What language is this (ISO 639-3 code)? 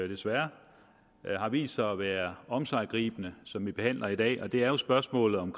dan